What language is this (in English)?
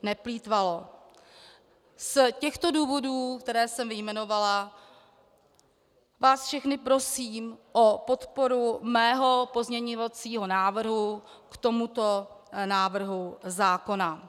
Czech